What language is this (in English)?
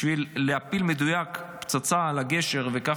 Hebrew